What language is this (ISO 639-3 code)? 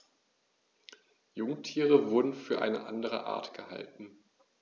deu